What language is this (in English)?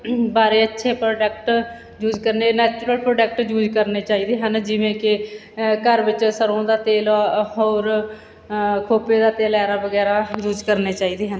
Punjabi